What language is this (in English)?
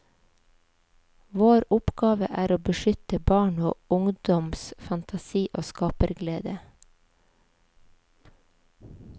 Norwegian